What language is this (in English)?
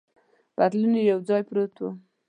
Pashto